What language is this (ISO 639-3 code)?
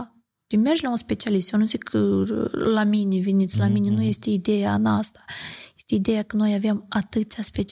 ron